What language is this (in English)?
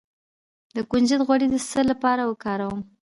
Pashto